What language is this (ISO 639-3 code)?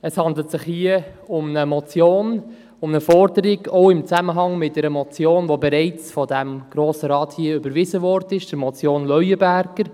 gsw